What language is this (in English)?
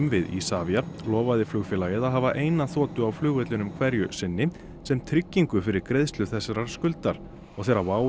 Icelandic